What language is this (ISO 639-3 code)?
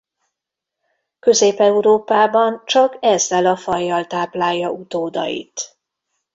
hun